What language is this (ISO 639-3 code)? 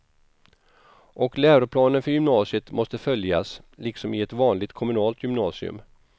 swe